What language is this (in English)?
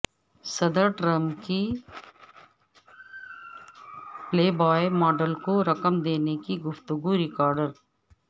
Urdu